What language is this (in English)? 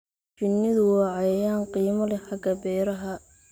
Somali